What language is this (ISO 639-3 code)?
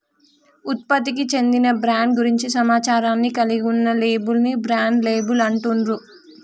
tel